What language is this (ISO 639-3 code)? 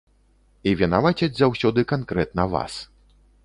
bel